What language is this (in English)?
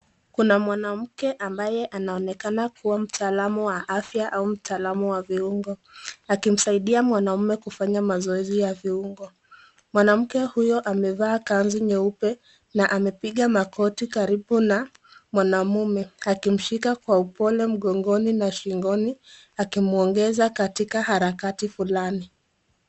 Swahili